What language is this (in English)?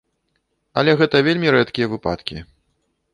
Belarusian